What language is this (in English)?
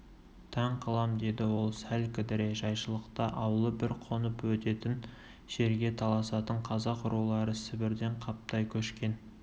Kazakh